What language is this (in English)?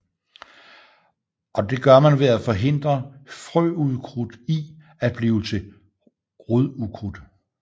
Danish